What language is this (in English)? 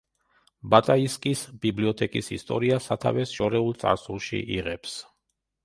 Georgian